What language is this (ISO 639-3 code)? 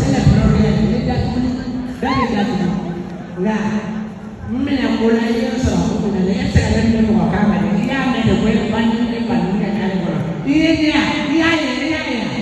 spa